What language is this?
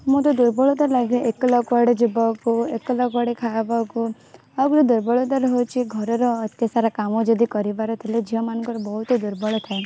Odia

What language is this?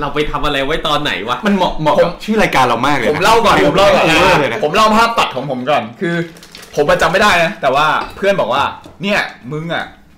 Thai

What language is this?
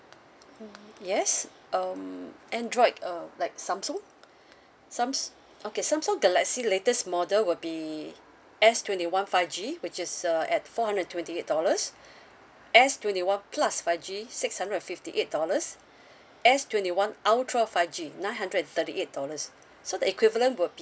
English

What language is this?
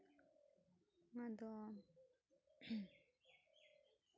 Santali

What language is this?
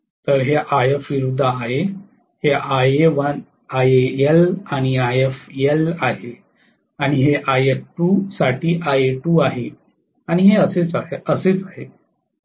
Marathi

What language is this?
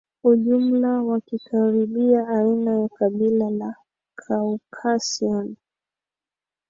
Swahili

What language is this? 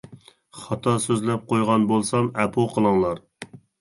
Uyghur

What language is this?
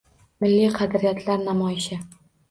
Uzbek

